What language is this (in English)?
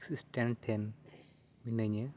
Santali